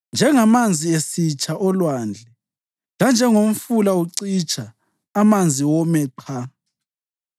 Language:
North Ndebele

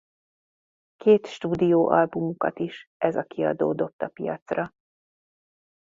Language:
Hungarian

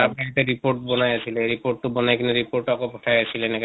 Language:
Assamese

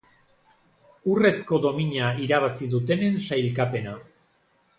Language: Basque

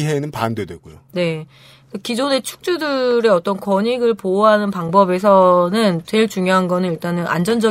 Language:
Korean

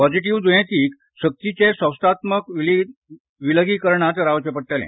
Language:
Konkani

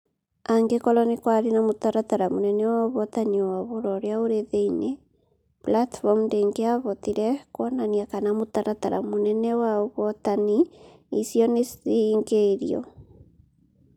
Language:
Kikuyu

